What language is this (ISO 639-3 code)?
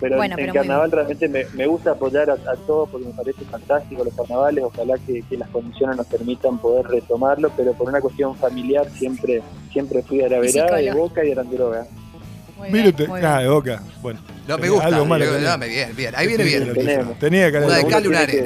spa